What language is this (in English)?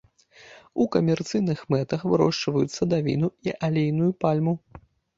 Belarusian